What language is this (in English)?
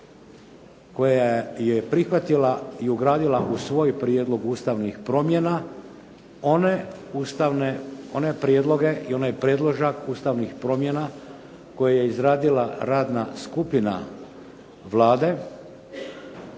Croatian